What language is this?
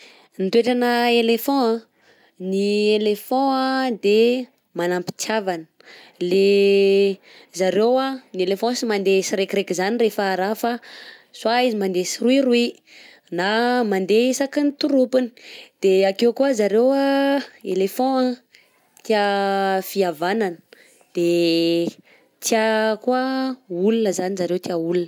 Southern Betsimisaraka Malagasy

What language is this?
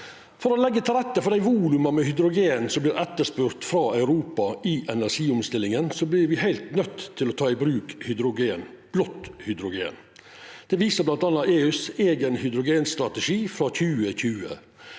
Norwegian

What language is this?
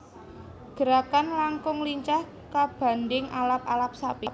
Javanese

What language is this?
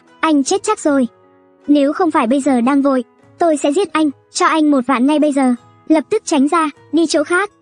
Vietnamese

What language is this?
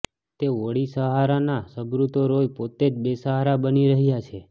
Gujarati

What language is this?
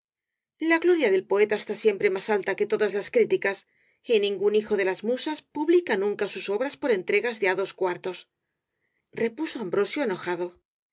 Spanish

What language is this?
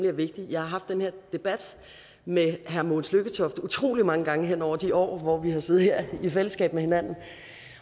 Danish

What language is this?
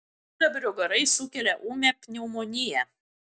Lithuanian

